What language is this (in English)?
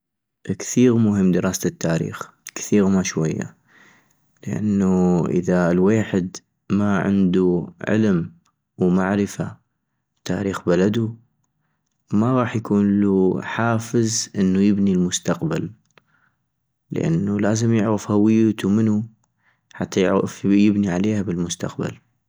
North Mesopotamian Arabic